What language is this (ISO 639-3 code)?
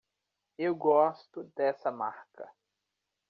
por